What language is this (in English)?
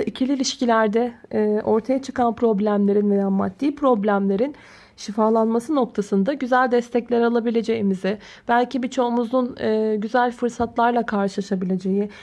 Turkish